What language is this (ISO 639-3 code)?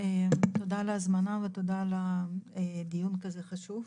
heb